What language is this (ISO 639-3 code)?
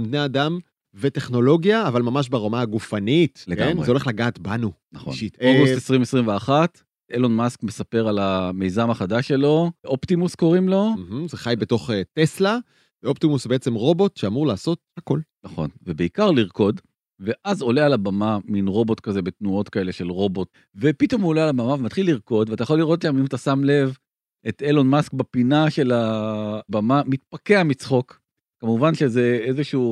heb